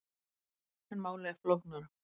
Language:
Icelandic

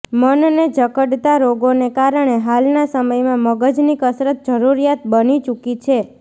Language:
Gujarati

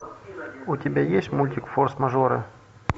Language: Russian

